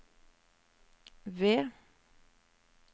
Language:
Norwegian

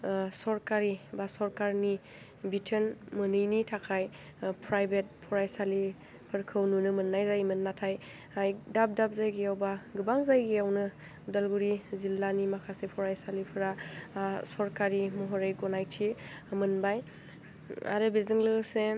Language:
Bodo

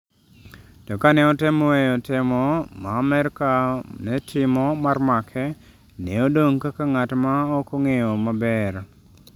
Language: Luo (Kenya and Tanzania)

